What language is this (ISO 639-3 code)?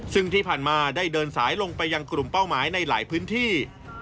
tha